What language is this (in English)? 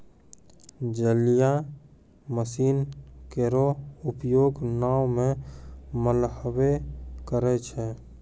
Maithili